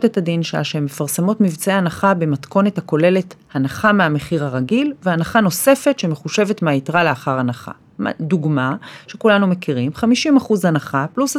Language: Hebrew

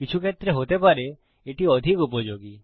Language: Bangla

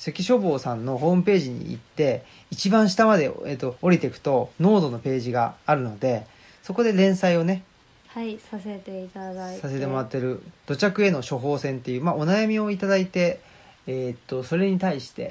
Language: Japanese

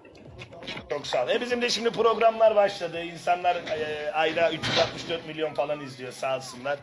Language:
Turkish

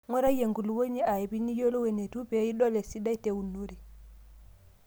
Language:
Masai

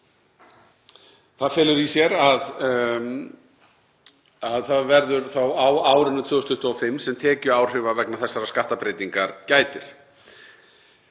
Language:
Icelandic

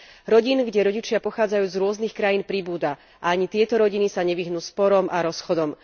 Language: Slovak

